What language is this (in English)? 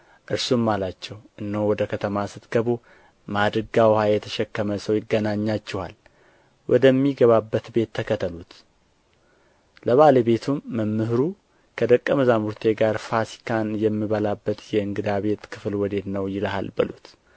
Amharic